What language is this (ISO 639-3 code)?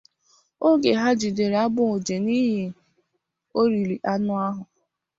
ibo